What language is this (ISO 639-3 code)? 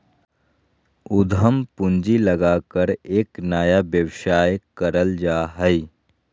mag